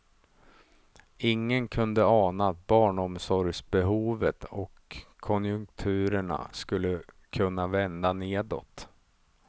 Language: Swedish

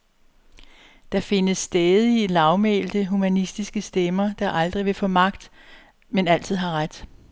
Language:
Danish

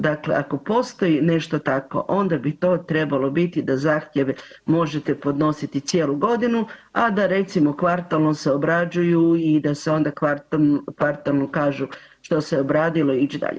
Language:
Croatian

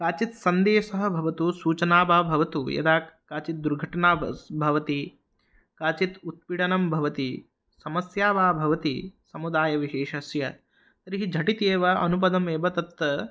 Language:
Sanskrit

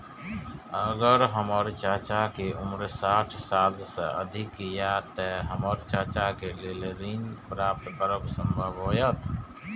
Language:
Maithili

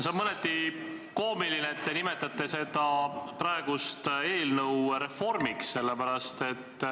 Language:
Estonian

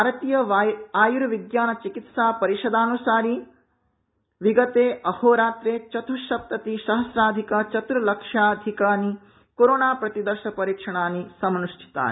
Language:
Sanskrit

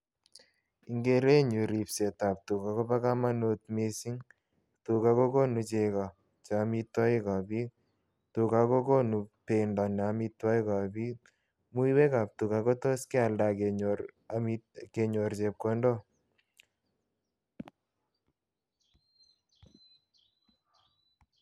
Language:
Kalenjin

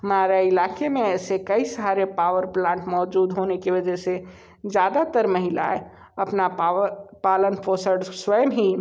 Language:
Hindi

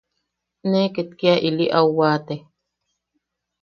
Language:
Yaqui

